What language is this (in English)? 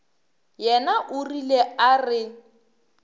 Northern Sotho